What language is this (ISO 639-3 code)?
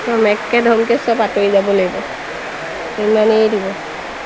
asm